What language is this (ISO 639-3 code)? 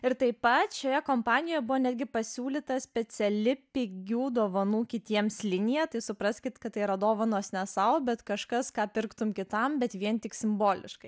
lit